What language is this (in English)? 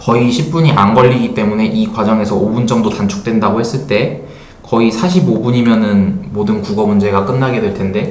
Korean